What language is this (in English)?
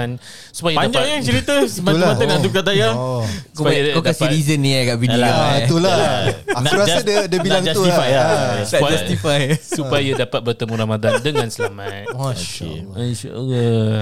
Malay